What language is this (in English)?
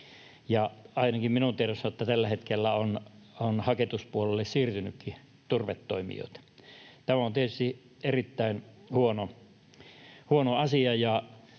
Finnish